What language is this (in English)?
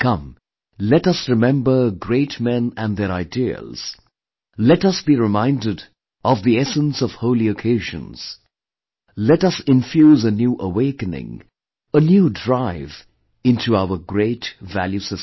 English